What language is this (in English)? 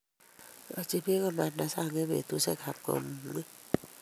Kalenjin